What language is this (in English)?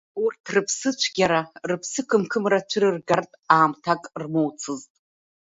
Abkhazian